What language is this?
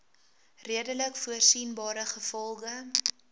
Afrikaans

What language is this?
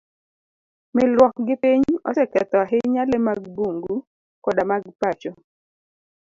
Luo (Kenya and Tanzania)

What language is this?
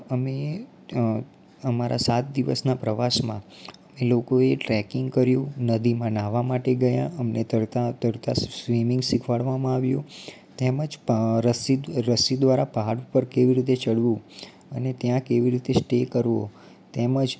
Gujarati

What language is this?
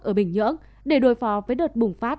Vietnamese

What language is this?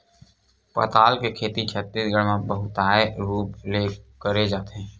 Chhattisgarhi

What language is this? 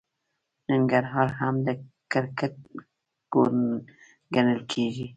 Pashto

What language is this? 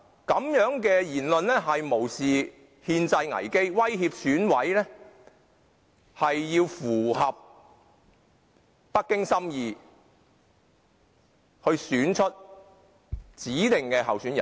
Cantonese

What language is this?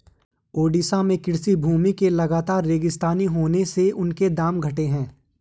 Hindi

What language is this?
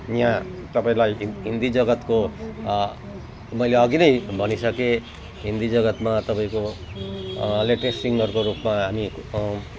Nepali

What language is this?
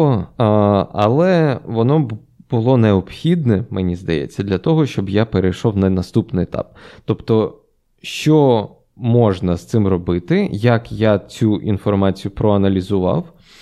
Ukrainian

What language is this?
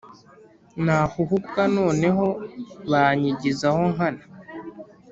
Kinyarwanda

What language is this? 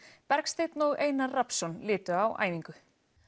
Icelandic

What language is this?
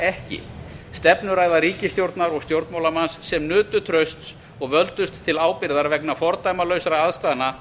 Icelandic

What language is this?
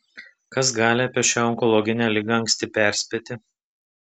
Lithuanian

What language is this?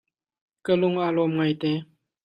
Hakha Chin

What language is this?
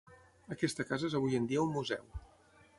Catalan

